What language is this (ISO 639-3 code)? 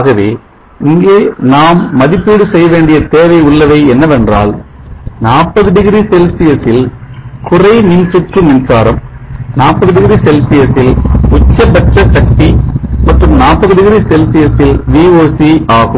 tam